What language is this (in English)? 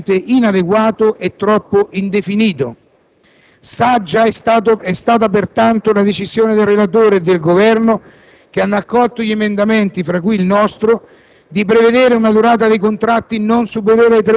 Italian